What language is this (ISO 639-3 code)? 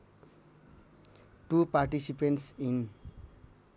nep